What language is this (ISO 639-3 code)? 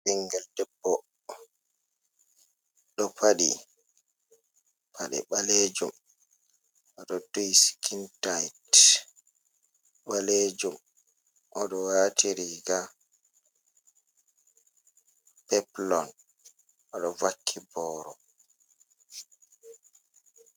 ful